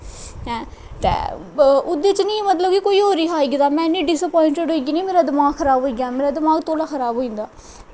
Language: Dogri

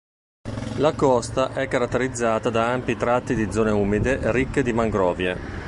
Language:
Italian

